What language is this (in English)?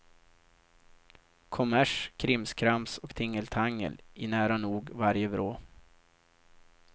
Swedish